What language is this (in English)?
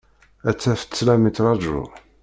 Kabyle